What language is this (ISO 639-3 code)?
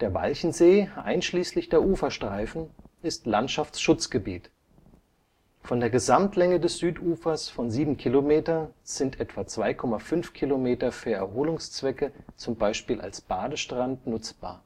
deu